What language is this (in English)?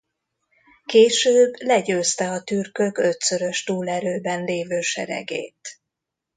Hungarian